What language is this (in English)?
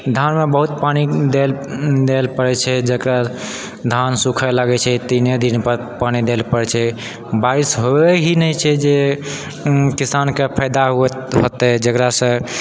Maithili